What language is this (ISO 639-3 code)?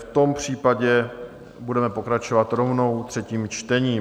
ces